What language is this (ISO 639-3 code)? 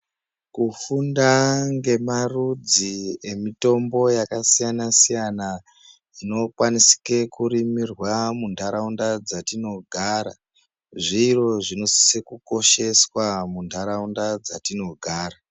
ndc